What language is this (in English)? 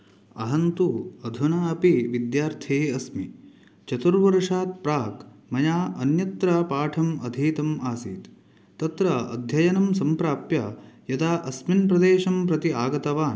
Sanskrit